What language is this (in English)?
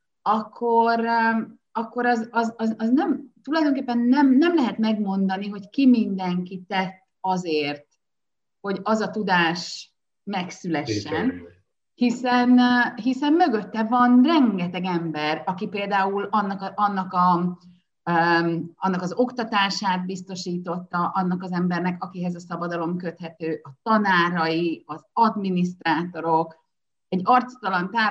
Hungarian